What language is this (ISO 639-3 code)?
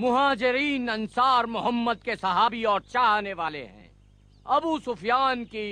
hin